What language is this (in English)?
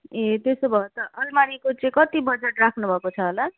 Nepali